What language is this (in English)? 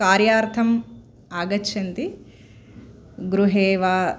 Sanskrit